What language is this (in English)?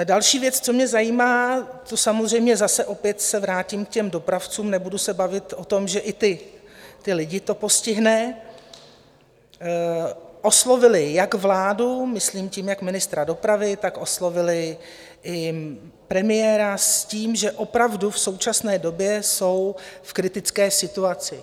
Czech